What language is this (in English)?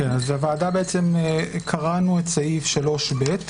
Hebrew